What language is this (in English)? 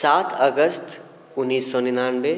Maithili